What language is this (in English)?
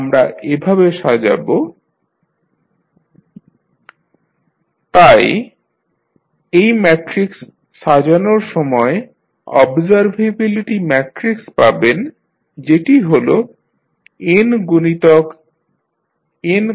Bangla